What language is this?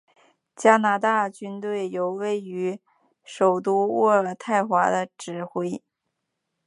Chinese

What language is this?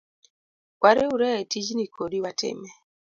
Luo (Kenya and Tanzania)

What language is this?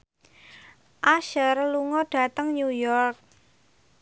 Javanese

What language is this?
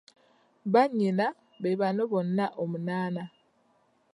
Ganda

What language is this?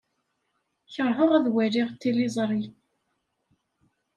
Kabyle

